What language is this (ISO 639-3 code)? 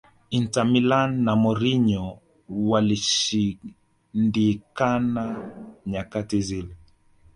swa